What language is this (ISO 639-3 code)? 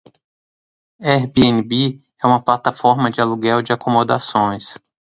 por